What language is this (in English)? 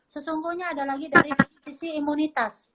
Indonesian